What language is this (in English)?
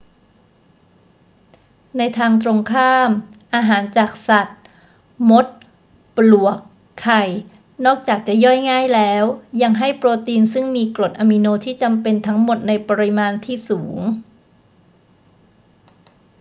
Thai